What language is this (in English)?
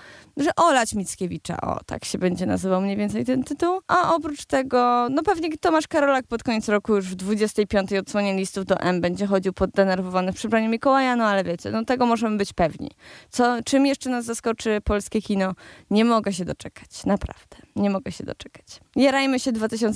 Polish